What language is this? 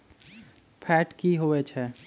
Magahi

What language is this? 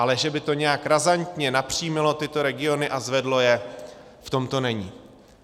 Czech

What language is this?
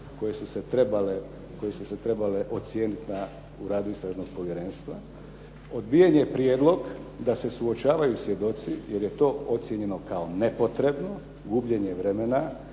Croatian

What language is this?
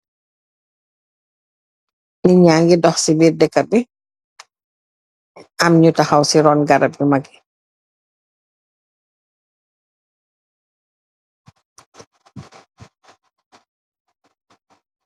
Wolof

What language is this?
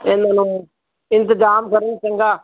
Punjabi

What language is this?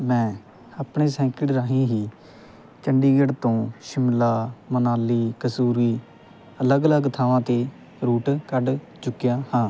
Punjabi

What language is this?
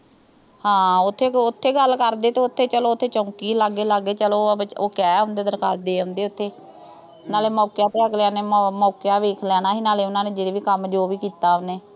Punjabi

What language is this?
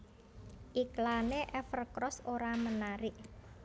Javanese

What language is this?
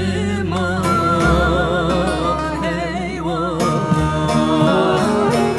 Spanish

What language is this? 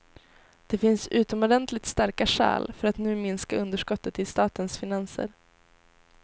Swedish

